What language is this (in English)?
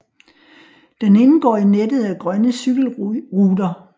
Danish